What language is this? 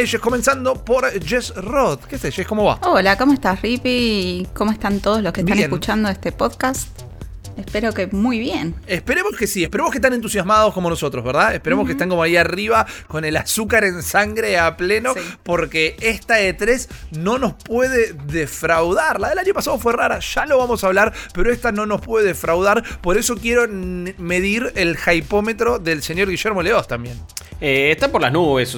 Spanish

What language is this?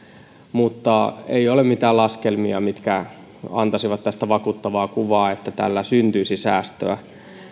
Finnish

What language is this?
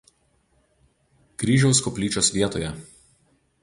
Lithuanian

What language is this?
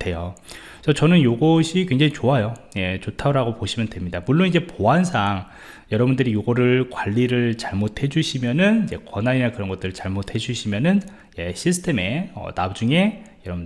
Korean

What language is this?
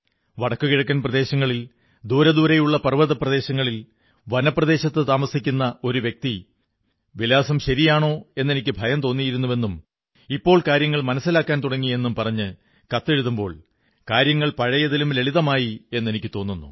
Malayalam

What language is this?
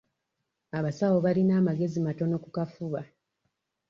Ganda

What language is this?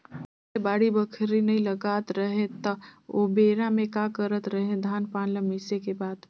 Chhattisgarhi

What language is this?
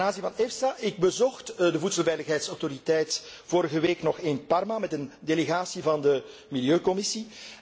Dutch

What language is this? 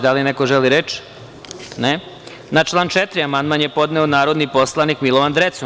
Serbian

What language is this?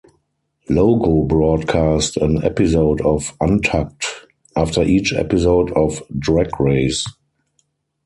English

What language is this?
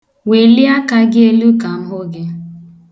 Igbo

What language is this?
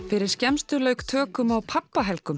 Icelandic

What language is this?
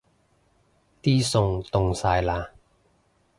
Cantonese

